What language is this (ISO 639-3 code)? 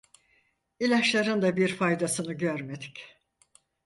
tur